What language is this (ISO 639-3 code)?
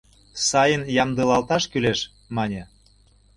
chm